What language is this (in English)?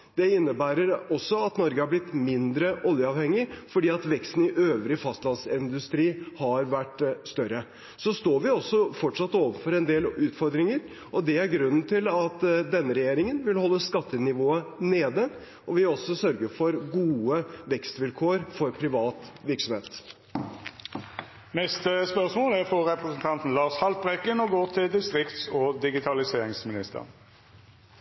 Norwegian